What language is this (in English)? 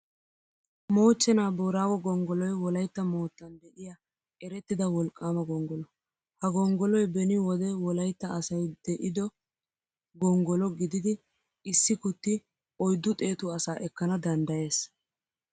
Wolaytta